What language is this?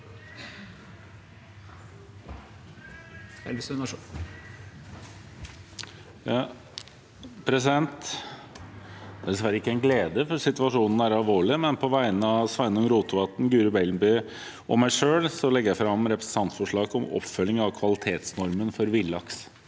Norwegian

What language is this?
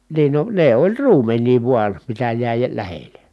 Finnish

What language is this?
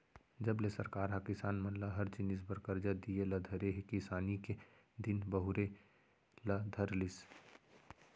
Chhattisgarhi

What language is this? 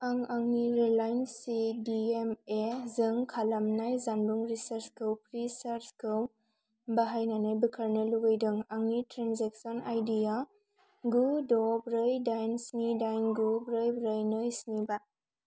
Bodo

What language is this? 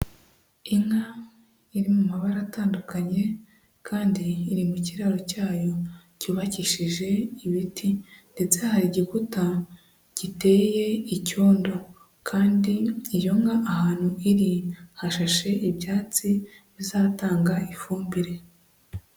Kinyarwanda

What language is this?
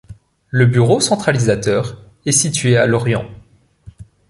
French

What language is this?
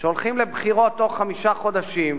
Hebrew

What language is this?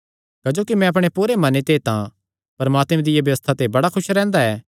Kangri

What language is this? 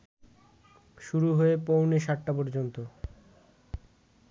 Bangla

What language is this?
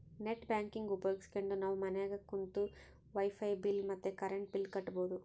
Kannada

